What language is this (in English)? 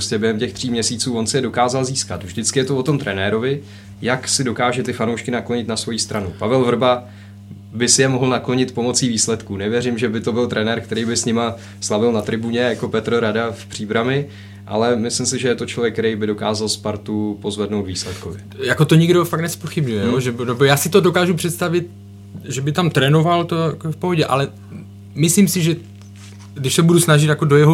Czech